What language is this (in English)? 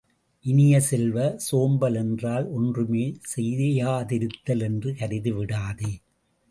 Tamil